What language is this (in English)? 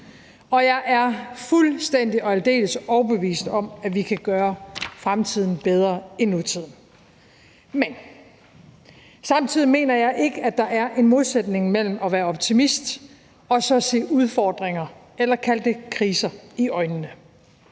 Danish